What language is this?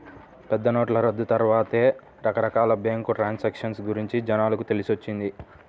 Telugu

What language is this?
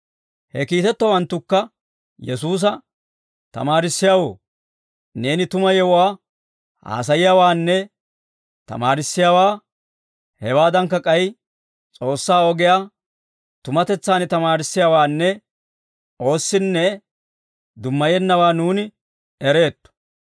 Dawro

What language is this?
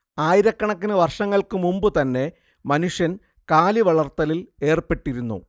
Malayalam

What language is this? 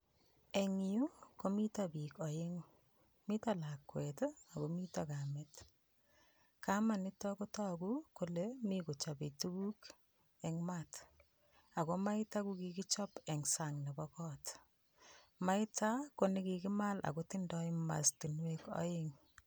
Kalenjin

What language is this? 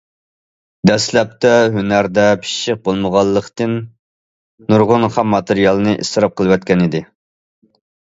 Uyghur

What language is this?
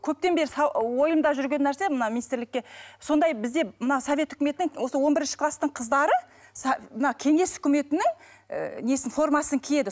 Kazakh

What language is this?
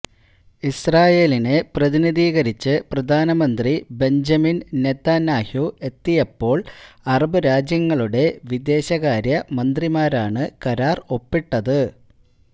Malayalam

